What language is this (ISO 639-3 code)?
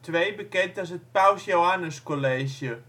nld